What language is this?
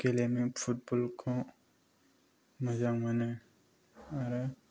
Bodo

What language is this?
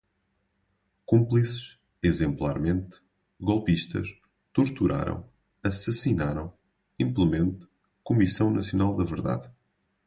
Portuguese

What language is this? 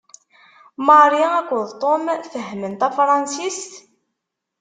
Kabyle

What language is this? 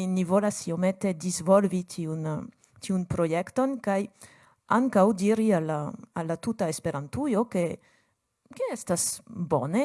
Polish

